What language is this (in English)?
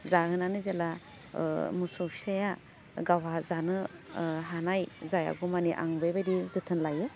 Bodo